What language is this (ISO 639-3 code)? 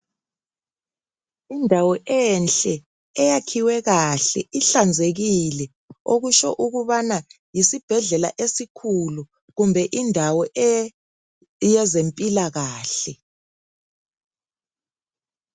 nde